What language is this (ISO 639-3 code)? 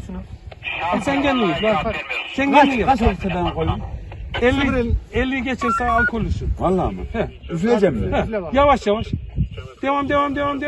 tur